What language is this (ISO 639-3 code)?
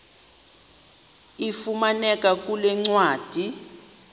xho